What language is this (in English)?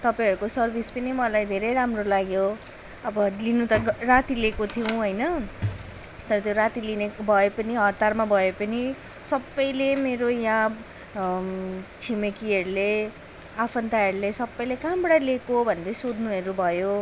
Nepali